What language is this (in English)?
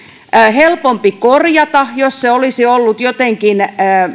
Finnish